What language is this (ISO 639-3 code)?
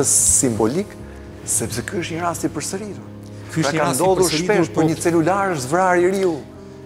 ron